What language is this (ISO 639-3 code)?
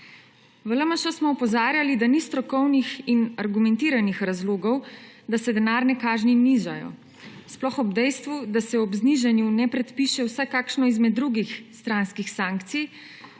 slv